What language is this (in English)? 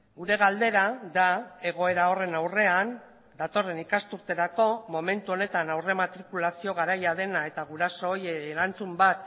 Basque